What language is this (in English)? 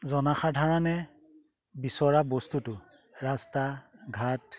Assamese